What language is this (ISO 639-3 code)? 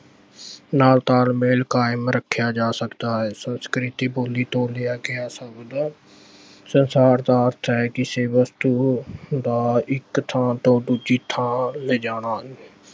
pan